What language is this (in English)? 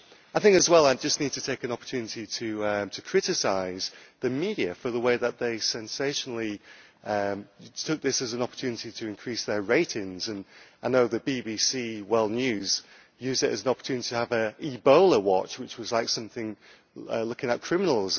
English